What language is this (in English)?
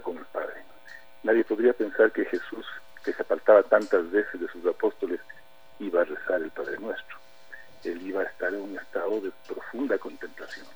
Spanish